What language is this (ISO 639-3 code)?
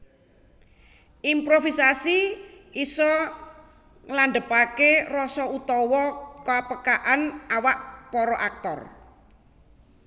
jav